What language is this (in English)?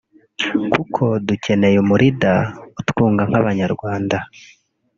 Kinyarwanda